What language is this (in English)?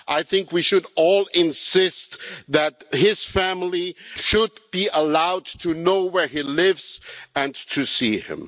English